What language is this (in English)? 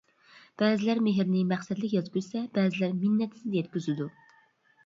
Uyghur